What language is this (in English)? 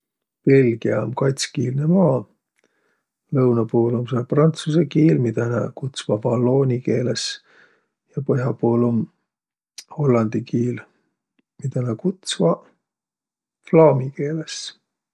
Võro